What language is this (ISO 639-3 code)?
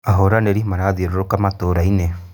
kik